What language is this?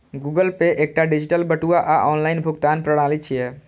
Maithili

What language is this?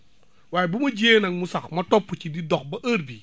Wolof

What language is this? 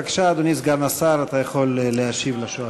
Hebrew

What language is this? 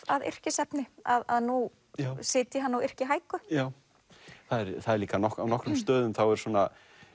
Icelandic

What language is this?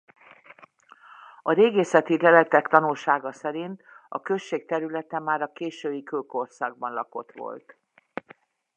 Hungarian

